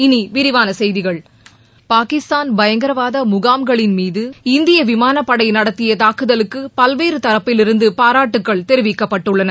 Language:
Tamil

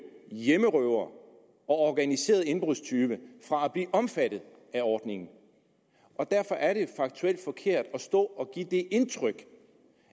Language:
Danish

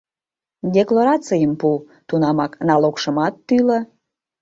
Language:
Mari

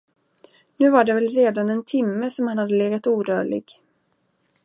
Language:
Swedish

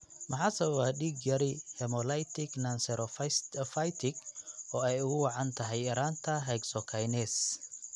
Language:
Somali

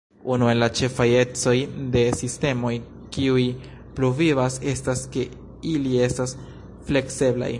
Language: Esperanto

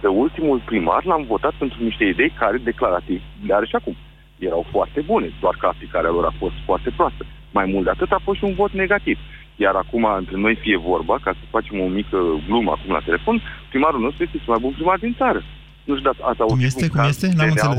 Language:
Romanian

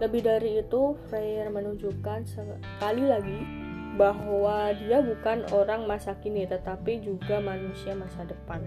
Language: Indonesian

